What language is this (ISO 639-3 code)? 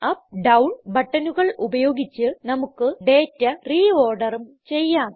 mal